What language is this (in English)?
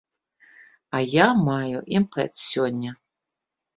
Belarusian